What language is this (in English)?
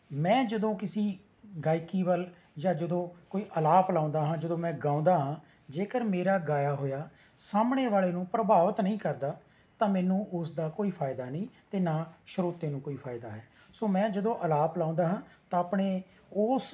Punjabi